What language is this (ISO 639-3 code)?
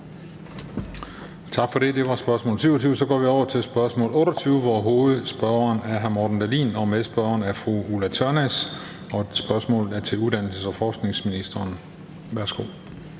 dan